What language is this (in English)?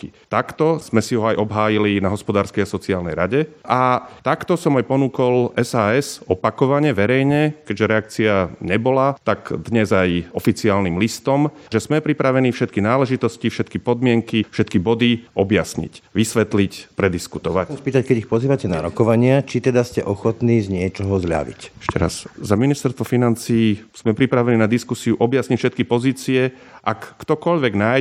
Slovak